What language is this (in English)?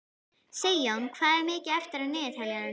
Icelandic